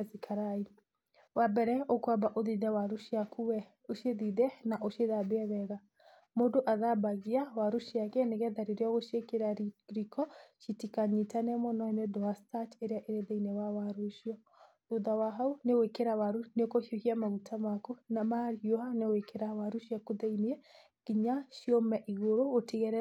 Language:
Kikuyu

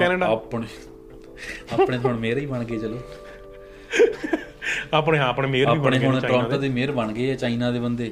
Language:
Punjabi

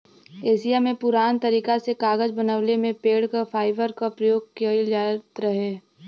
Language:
Bhojpuri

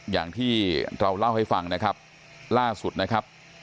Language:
Thai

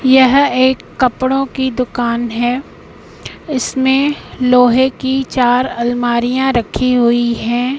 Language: Hindi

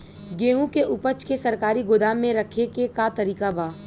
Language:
Bhojpuri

